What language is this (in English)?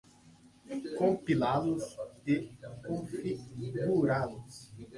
Portuguese